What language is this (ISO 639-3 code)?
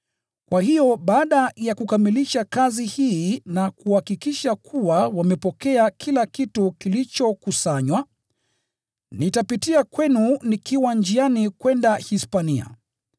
swa